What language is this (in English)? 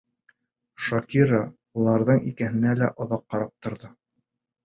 Bashkir